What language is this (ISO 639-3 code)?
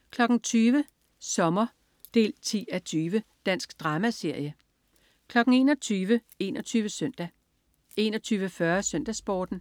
dan